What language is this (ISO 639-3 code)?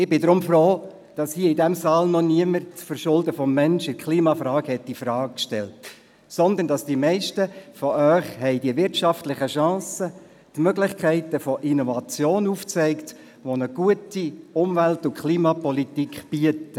gsw